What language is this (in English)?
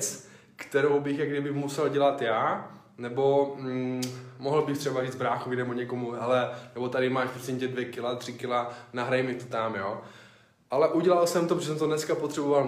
Czech